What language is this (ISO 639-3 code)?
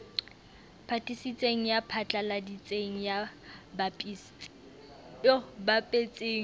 sot